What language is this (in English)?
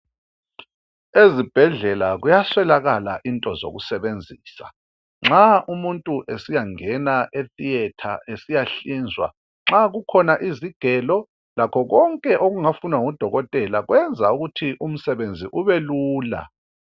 North Ndebele